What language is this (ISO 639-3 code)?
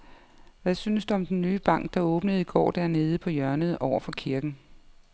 dan